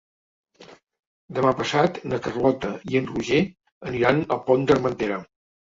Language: Catalan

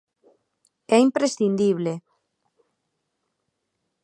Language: Galician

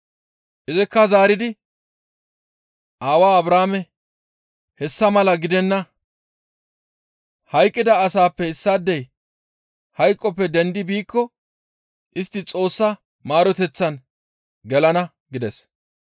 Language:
Gamo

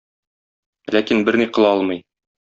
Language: Tatar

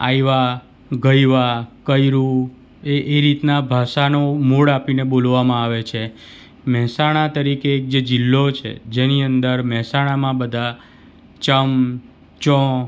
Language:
Gujarati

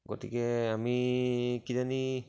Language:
Assamese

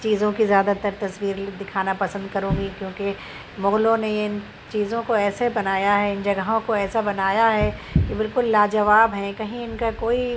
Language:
Urdu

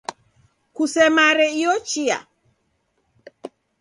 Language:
Taita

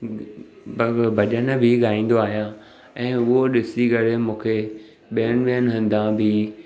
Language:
Sindhi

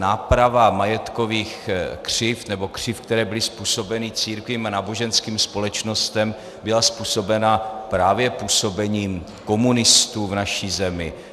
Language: Czech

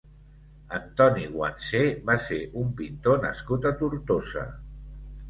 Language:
Catalan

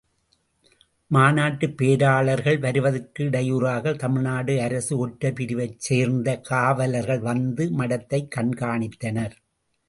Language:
Tamil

